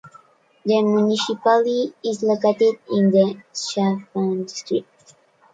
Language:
English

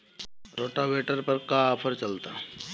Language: Bhojpuri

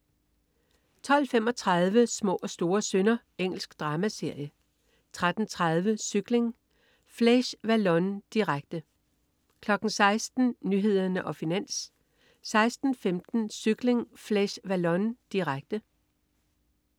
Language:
Danish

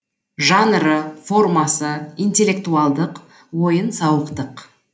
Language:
Kazakh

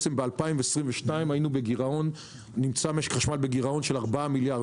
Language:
Hebrew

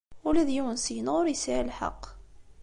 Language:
Kabyle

